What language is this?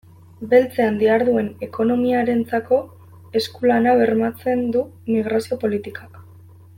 Basque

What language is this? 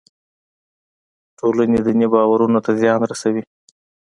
Pashto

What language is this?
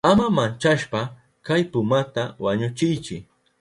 Southern Pastaza Quechua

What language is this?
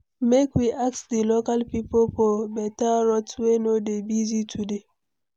Nigerian Pidgin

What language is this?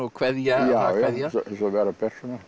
Icelandic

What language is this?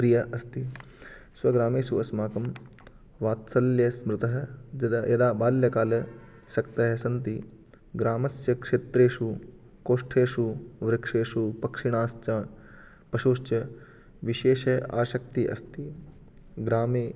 Sanskrit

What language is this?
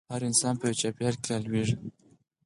Pashto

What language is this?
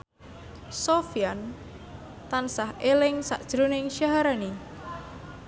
Javanese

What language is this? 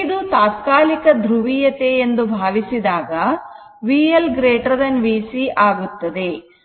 Kannada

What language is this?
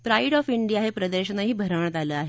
Marathi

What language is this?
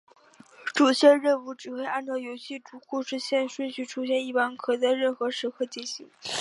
Chinese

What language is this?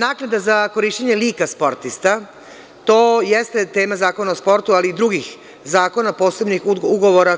Serbian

